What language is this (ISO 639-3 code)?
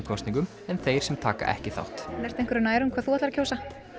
isl